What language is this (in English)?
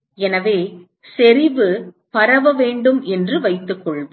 Tamil